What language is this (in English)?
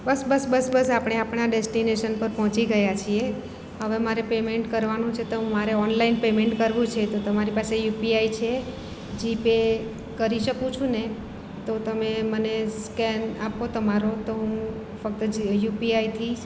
Gujarati